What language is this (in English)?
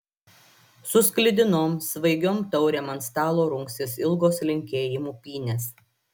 Lithuanian